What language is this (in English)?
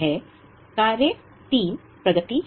Hindi